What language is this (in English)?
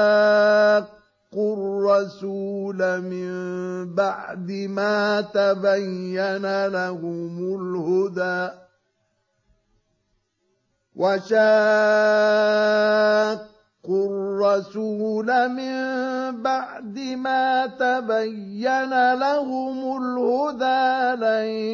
Arabic